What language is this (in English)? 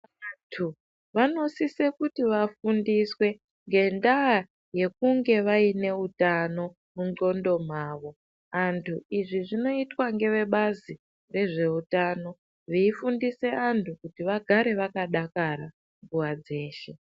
Ndau